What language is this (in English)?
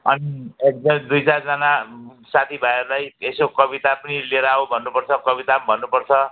Nepali